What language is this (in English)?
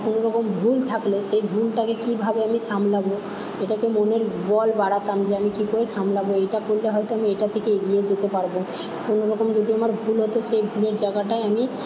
Bangla